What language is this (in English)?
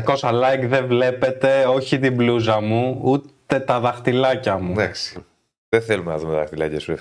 Greek